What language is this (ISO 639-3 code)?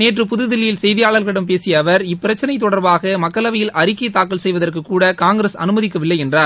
tam